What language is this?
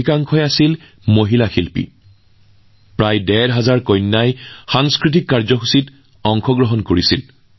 Assamese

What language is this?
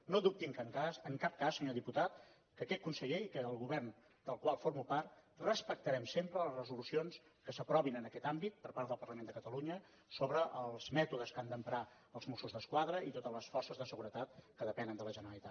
Catalan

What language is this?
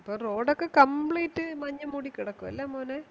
Malayalam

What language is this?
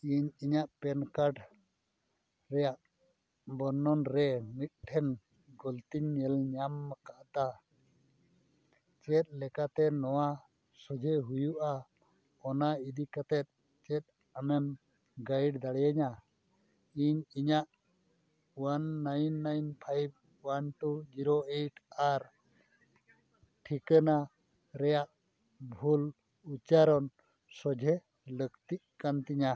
Santali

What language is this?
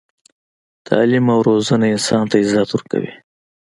Pashto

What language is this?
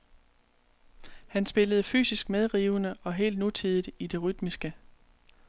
Danish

